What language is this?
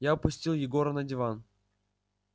Russian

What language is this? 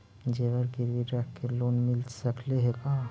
Magahi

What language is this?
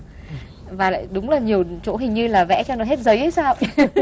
Vietnamese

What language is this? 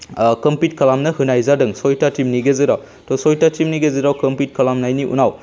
Bodo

